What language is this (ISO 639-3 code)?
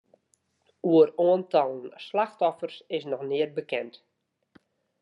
fry